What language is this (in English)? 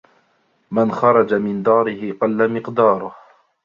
Arabic